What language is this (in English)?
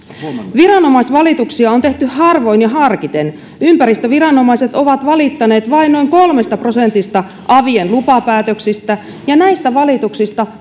Finnish